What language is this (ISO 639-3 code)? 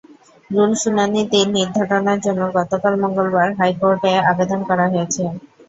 ben